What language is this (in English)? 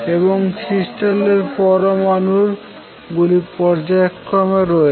Bangla